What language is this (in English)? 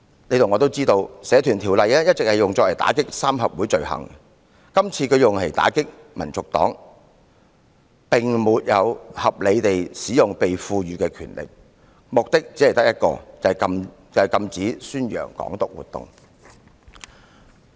Cantonese